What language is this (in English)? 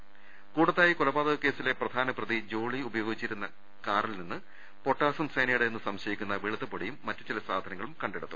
Malayalam